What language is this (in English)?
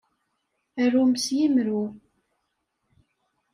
Kabyle